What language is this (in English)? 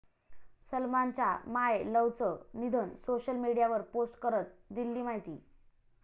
Marathi